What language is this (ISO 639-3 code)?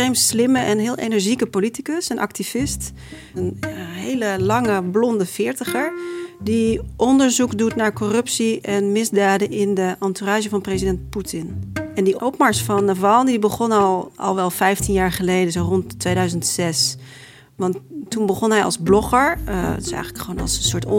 nld